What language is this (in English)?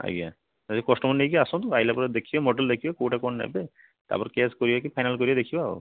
Odia